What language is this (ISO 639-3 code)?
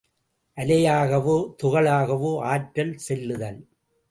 tam